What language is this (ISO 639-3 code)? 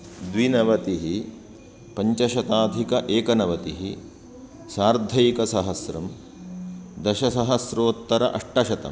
san